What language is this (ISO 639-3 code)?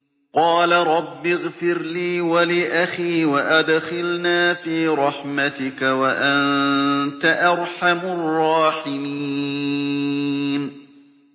ara